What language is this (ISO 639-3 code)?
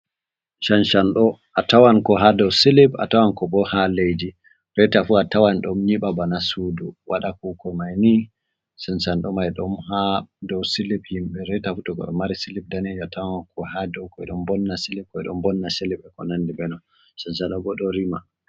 ful